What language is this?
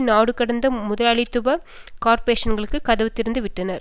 Tamil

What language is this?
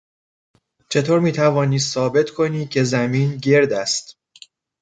Persian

